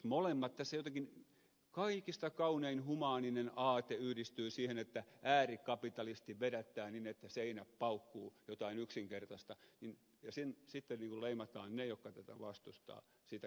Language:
Finnish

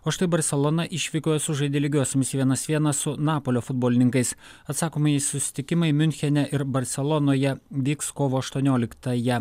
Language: Lithuanian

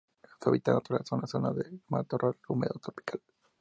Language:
Spanish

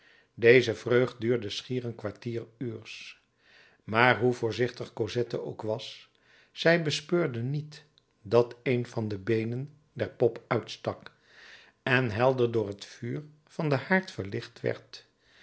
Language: Dutch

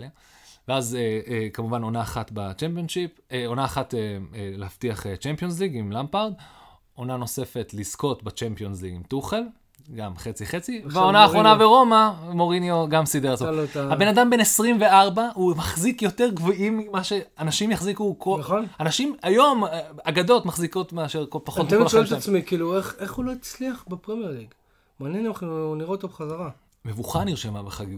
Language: Hebrew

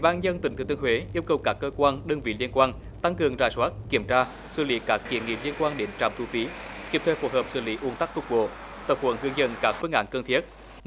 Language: Vietnamese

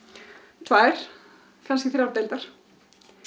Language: Icelandic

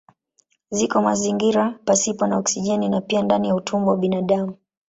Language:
Swahili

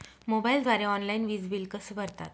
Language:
Marathi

